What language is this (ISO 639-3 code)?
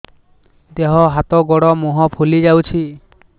ori